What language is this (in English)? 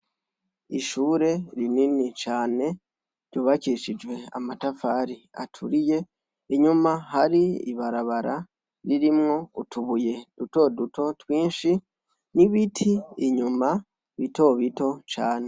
Rundi